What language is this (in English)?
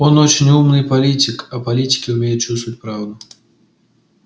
Russian